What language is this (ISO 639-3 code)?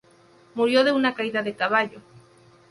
spa